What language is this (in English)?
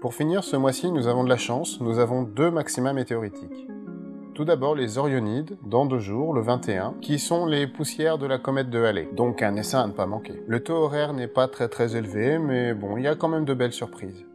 French